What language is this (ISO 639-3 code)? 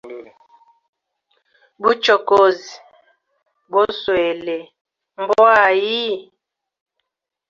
hem